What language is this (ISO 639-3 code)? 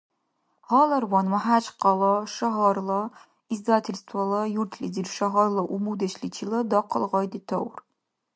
dar